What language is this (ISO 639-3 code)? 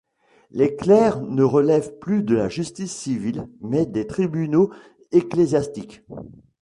fra